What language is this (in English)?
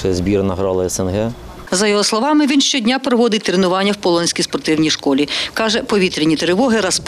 Ukrainian